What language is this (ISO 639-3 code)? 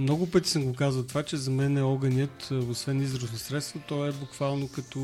bul